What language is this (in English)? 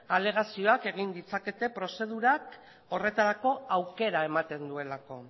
Basque